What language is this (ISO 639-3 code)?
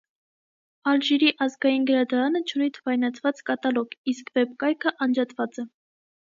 hye